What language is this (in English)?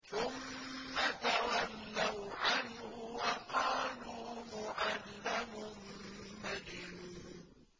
Arabic